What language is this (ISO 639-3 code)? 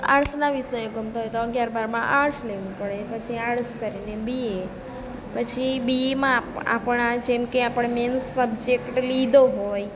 guj